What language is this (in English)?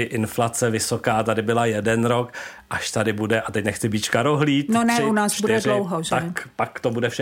Czech